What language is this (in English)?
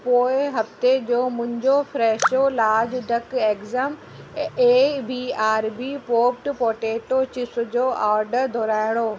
Sindhi